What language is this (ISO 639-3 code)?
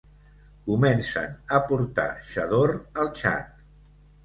cat